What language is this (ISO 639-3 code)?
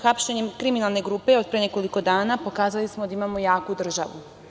srp